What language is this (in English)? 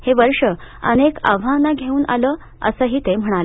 Marathi